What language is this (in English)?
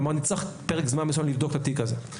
Hebrew